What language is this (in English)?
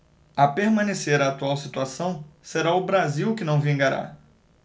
Portuguese